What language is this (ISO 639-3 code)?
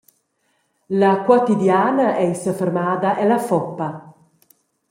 roh